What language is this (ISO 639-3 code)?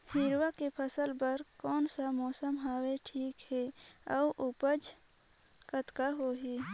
hne